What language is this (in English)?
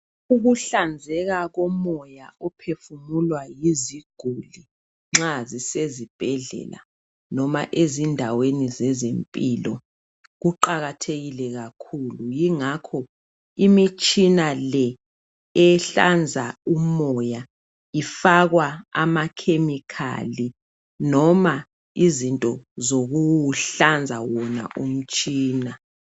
North Ndebele